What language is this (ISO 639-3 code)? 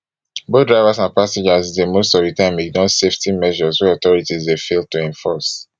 pcm